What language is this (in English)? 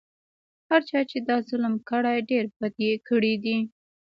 Pashto